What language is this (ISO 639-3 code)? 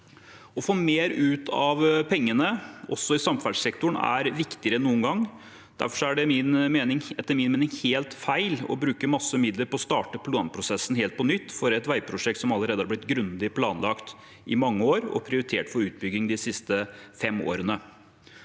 nor